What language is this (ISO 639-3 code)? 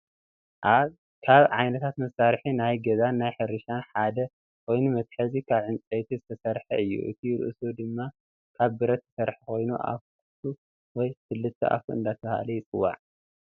tir